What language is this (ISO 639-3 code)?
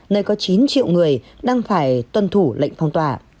vie